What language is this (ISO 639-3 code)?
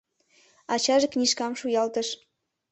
chm